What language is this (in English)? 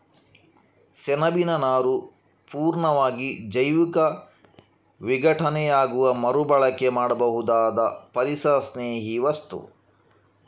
Kannada